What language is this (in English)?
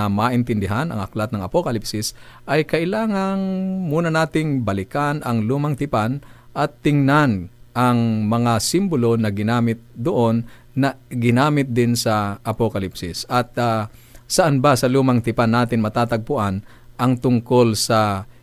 Filipino